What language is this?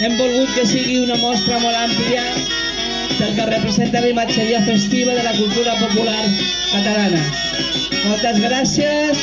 Indonesian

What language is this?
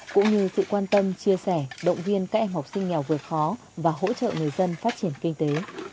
Vietnamese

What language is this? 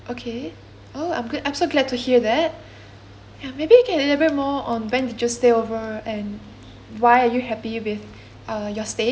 English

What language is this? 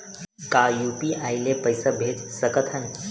Chhattisgarhi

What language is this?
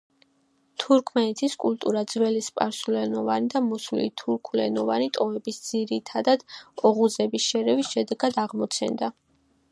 Georgian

